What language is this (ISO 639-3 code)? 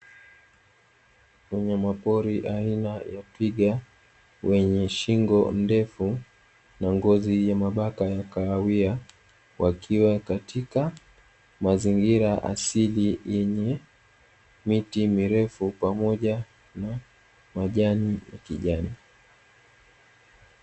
swa